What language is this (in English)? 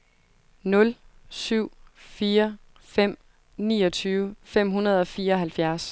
Danish